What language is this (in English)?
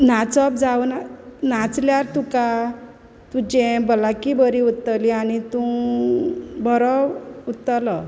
Konkani